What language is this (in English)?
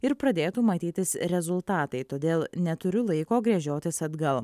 Lithuanian